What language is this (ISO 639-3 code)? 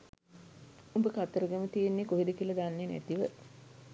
sin